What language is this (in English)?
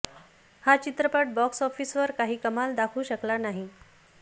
Marathi